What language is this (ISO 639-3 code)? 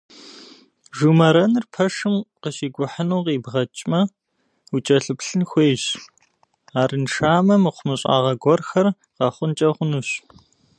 kbd